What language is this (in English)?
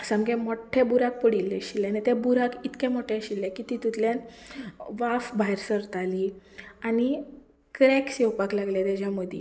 Konkani